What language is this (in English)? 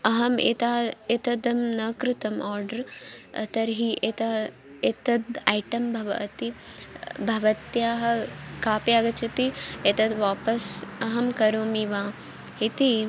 Sanskrit